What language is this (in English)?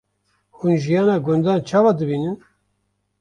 Kurdish